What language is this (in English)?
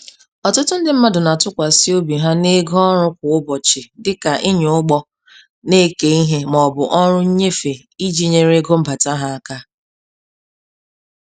Igbo